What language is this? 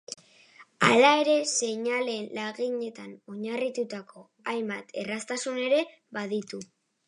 Basque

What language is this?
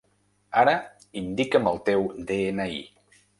Catalan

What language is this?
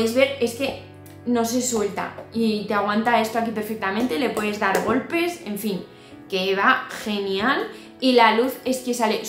Spanish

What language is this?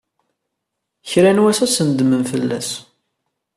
Kabyle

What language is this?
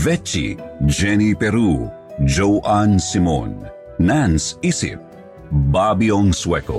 Filipino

